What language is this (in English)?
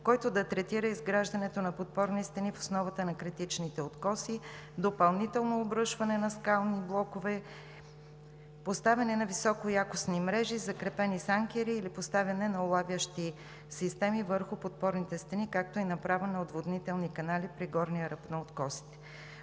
Bulgarian